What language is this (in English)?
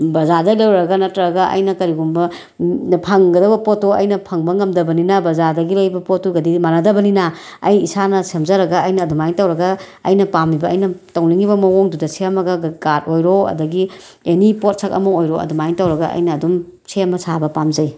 Manipuri